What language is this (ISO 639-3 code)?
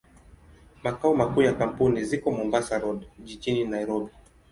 swa